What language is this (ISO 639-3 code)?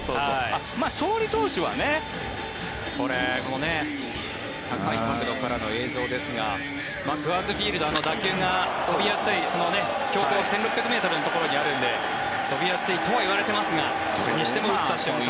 jpn